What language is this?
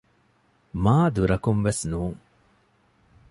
Divehi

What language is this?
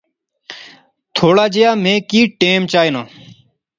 Pahari-Potwari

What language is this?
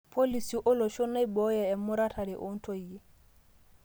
Masai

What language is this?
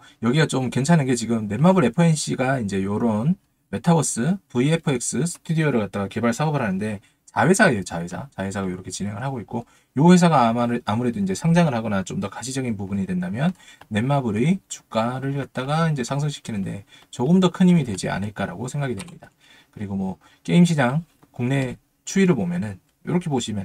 Korean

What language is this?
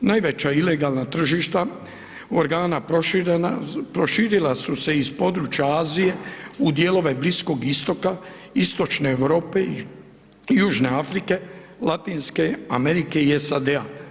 Croatian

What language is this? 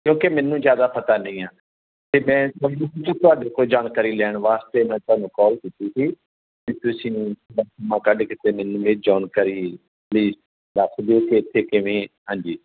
Punjabi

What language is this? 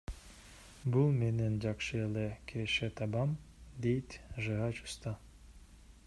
Kyrgyz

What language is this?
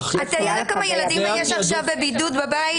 Hebrew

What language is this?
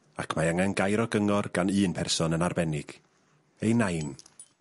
Welsh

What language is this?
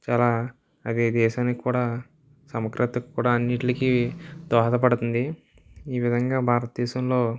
Telugu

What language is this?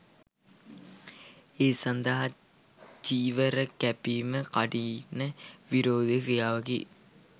Sinhala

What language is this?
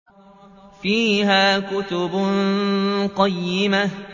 Arabic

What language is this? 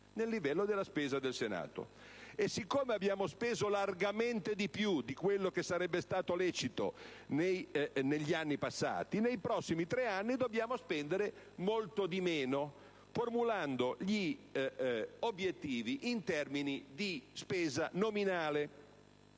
Italian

